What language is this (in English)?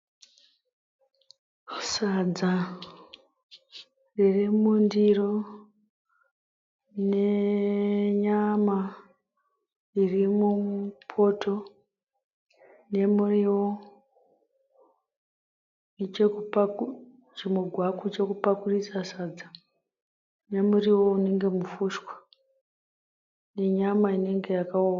Shona